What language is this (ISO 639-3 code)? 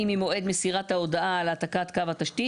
heb